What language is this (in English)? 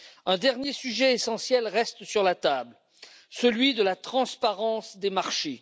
French